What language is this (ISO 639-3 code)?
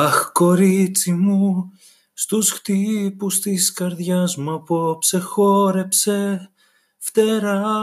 ell